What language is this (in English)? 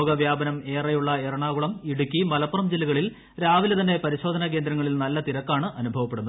Malayalam